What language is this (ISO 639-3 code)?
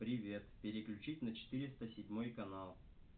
rus